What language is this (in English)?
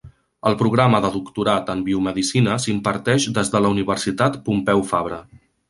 Catalan